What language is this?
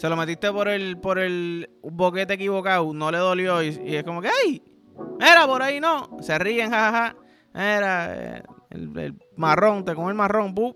Spanish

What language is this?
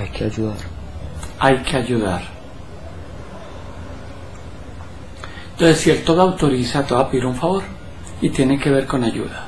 Spanish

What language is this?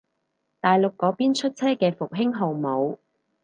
Cantonese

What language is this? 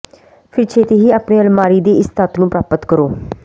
Punjabi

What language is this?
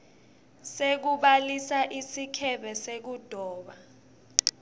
Swati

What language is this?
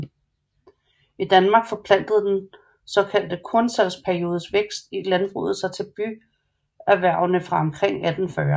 Danish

